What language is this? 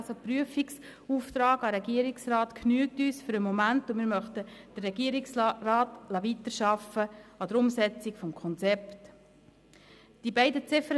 Swiss German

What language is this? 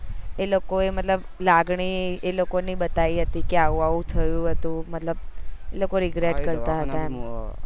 Gujarati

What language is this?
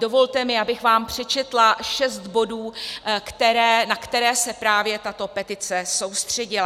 Czech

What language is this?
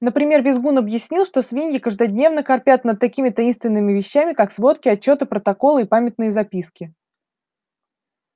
Russian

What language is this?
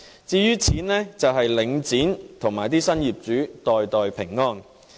Cantonese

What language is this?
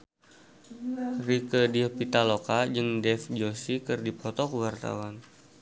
Sundanese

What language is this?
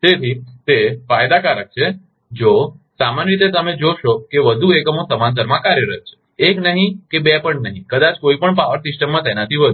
Gujarati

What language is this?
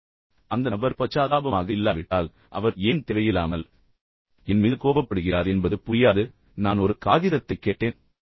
Tamil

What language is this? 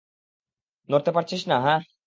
Bangla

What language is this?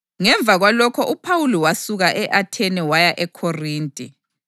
North Ndebele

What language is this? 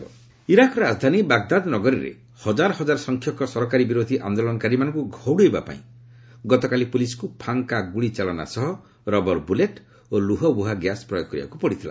Odia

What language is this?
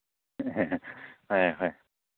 Manipuri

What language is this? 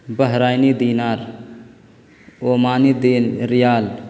Urdu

